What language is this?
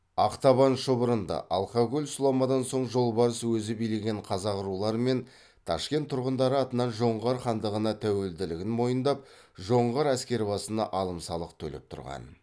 Kazakh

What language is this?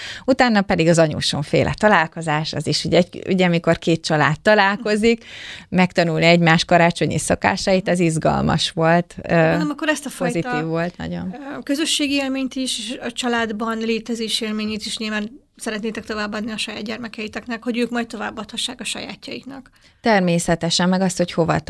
Hungarian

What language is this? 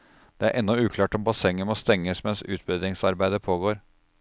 Norwegian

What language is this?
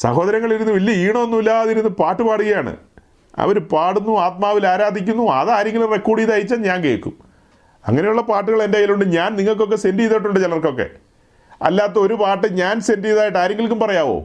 Malayalam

